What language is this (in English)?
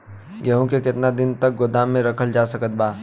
Bhojpuri